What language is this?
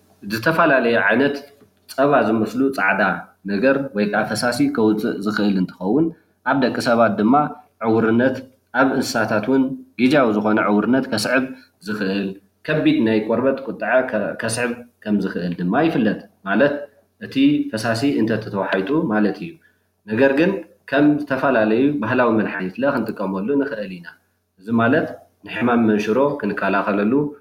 Tigrinya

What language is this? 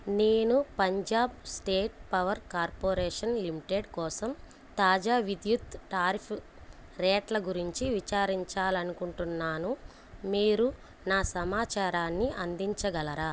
Telugu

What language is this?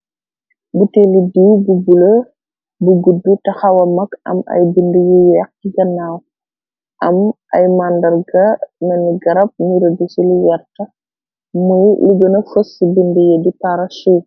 Wolof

